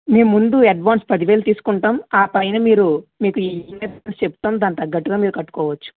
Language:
Telugu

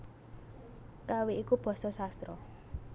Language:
Javanese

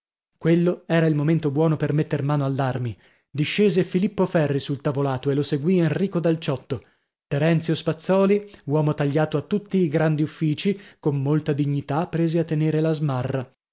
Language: Italian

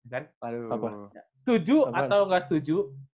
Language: Indonesian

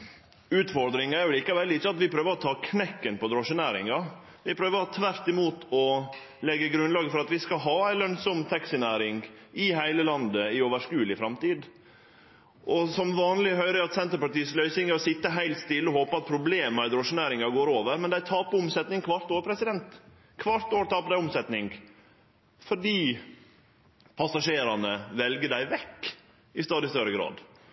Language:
Norwegian Nynorsk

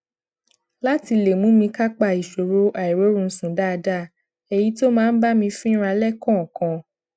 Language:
Yoruba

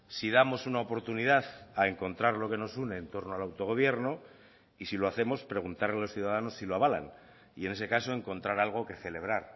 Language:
Spanish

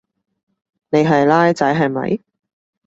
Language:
Cantonese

